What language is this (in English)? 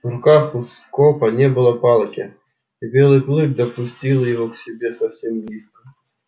Russian